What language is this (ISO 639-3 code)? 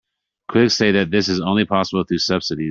eng